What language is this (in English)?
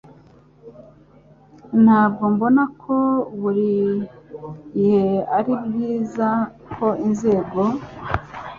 Kinyarwanda